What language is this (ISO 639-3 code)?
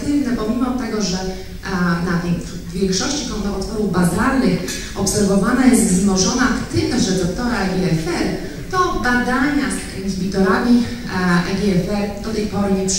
pol